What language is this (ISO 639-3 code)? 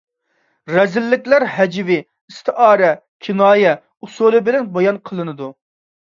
uig